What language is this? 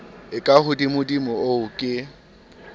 Southern Sotho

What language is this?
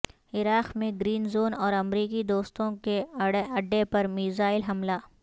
Urdu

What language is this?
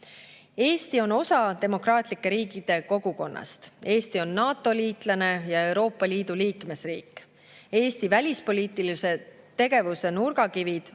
Estonian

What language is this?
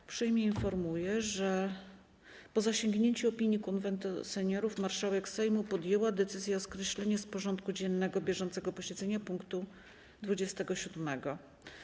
Polish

